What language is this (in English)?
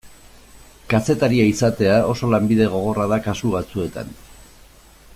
Basque